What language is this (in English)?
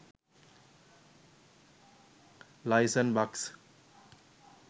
Sinhala